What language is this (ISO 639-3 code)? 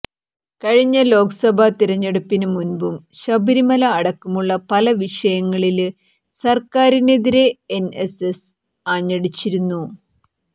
mal